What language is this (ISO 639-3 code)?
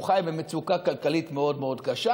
heb